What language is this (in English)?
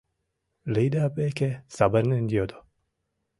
Mari